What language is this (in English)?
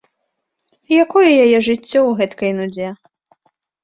Belarusian